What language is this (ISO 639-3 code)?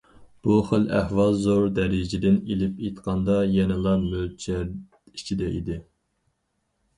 uig